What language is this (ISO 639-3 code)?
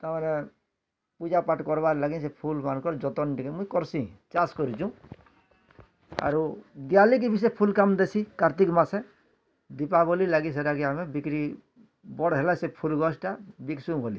ori